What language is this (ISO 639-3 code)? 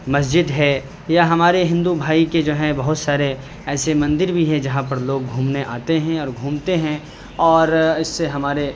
urd